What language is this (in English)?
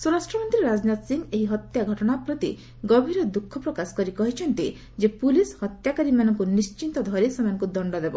Odia